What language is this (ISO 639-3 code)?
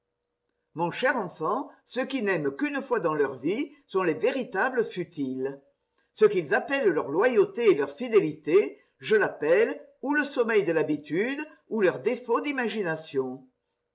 fra